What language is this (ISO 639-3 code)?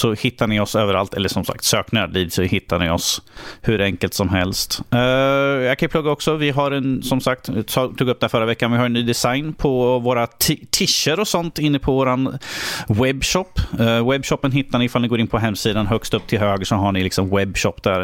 swe